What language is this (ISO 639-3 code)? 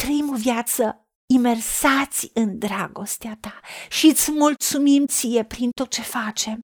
ron